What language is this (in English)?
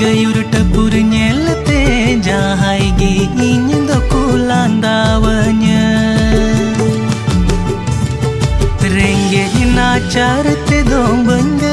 Hindi